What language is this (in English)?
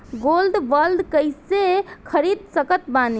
Bhojpuri